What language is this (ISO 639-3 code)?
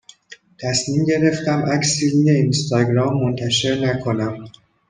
fas